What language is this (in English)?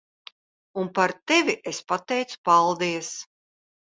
Latvian